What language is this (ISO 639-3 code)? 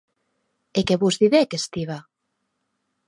oci